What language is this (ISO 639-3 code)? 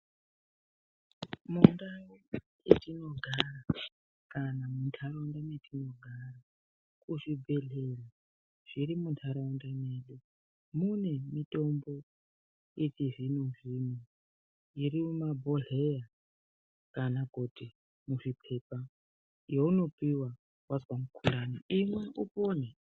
ndc